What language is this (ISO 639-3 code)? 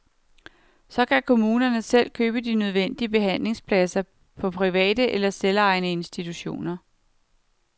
dan